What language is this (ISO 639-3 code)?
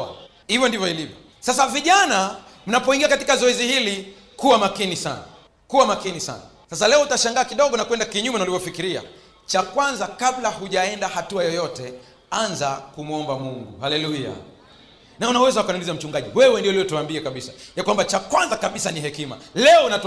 swa